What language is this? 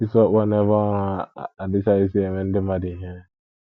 Igbo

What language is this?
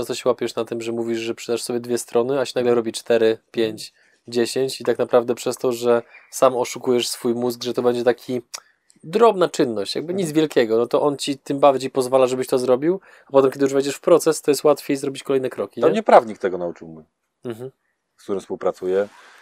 Polish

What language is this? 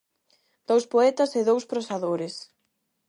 Galician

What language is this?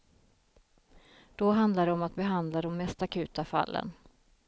Swedish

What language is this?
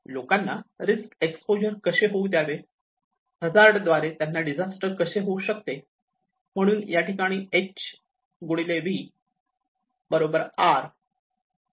Marathi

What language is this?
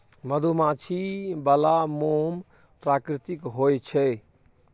Maithili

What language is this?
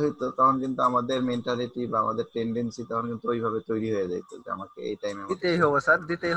Romanian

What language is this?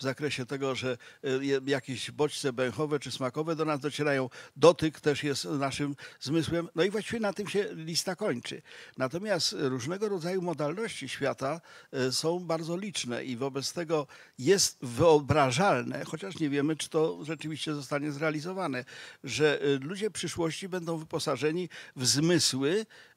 Polish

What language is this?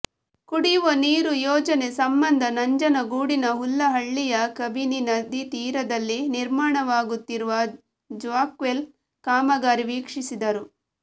Kannada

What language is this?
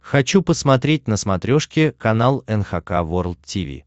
Russian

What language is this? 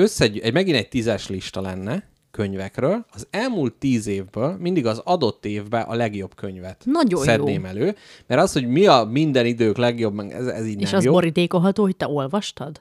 Hungarian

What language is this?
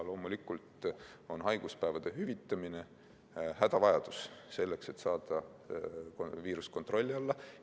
Estonian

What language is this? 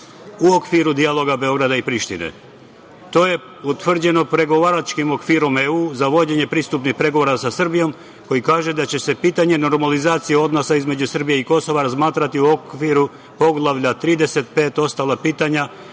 Serbian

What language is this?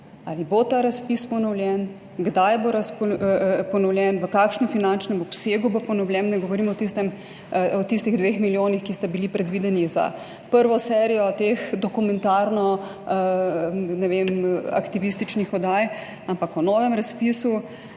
Slovenian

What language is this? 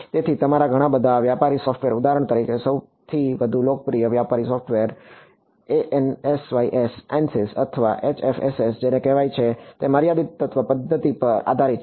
Gujarati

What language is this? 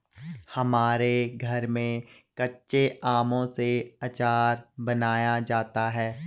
Hindi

